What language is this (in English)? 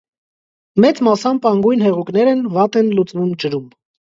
Armenian